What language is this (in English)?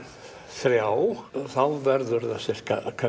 Icelandic